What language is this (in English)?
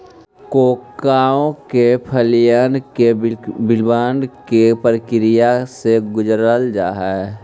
Magahi